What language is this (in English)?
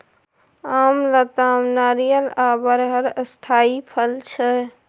Maithili